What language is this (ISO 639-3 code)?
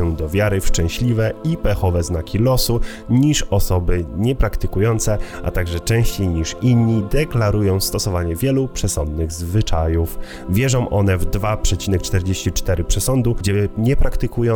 pol